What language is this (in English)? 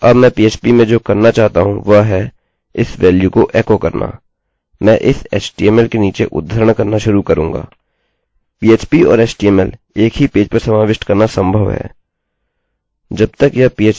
Hindi